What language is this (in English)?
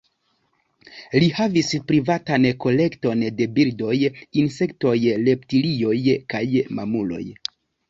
Esperanto